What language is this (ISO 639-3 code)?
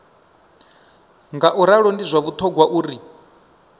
ven